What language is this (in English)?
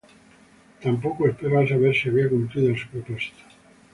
Spanish